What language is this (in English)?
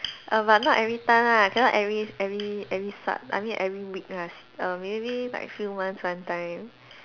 English